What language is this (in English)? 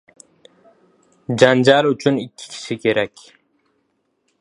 Uzbek